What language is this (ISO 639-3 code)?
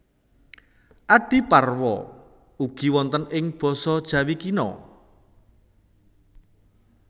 jav